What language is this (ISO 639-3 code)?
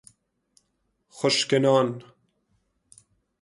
fas